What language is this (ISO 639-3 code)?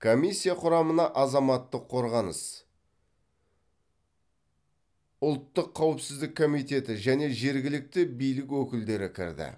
kaz